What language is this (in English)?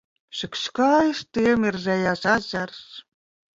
Latvian